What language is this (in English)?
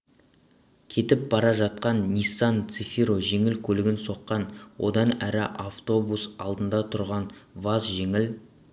Kazakh